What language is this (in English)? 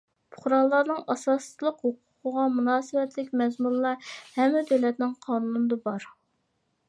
Uyghur